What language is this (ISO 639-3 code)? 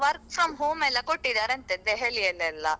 kan